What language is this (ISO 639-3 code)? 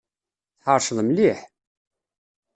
kab